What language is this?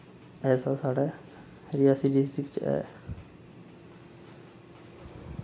Dogri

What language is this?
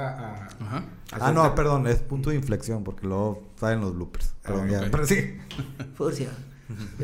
Spanish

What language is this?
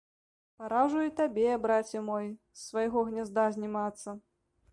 Belarusian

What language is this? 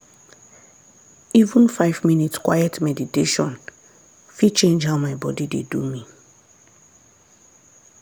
Nigerian Pidgin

